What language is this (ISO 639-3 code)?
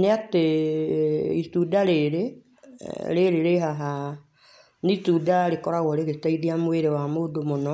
kik